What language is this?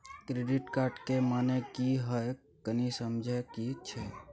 Maithili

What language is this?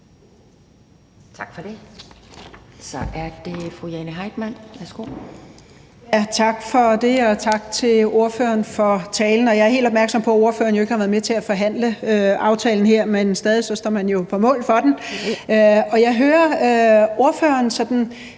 Danish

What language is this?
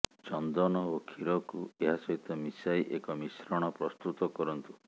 Odia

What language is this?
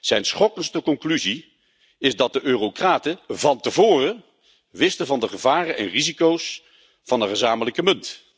Dutch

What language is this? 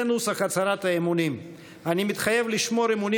Hebrew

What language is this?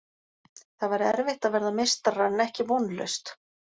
Icelandic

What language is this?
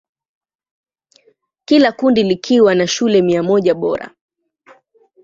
Swahili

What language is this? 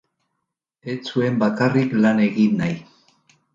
Basque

